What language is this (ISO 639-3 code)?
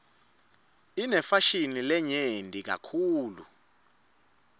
ssw